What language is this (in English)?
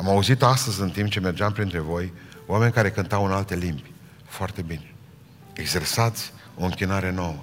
Romanian